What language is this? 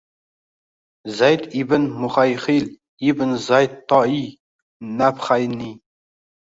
Uzbek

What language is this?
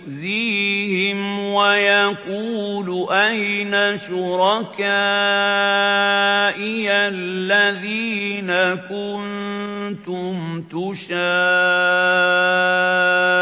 Arabic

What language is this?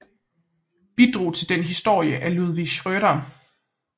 Danish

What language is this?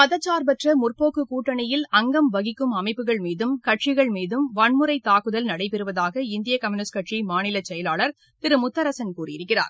Tamil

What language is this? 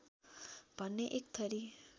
Nepali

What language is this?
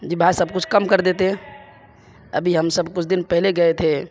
Urdu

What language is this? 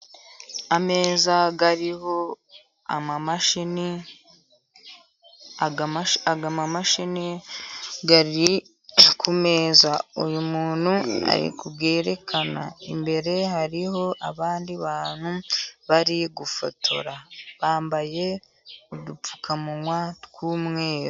Kinyarwanda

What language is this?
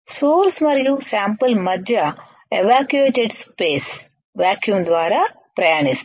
Telugu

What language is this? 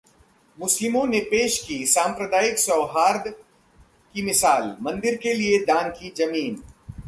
Hindi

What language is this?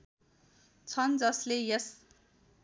Nepali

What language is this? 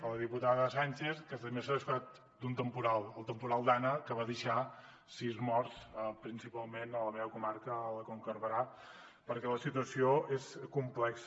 Catalan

